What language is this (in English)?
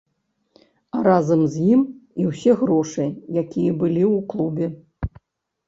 Belarusian